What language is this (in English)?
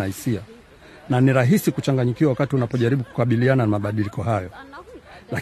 Swahili